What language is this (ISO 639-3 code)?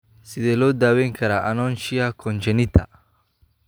som